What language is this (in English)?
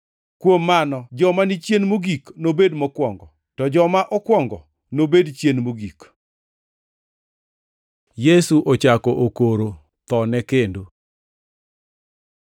Luo (Kenya and Tanzania)